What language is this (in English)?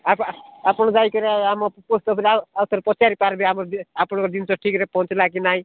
Odia